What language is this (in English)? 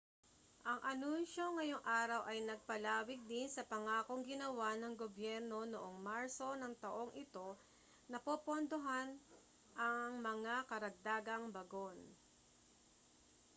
Filipino